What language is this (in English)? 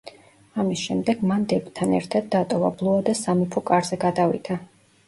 Georgian